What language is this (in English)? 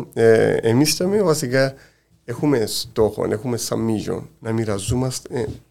Greek